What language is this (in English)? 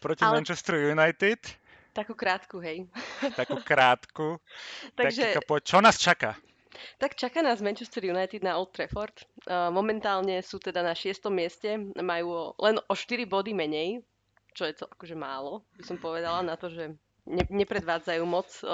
Slovak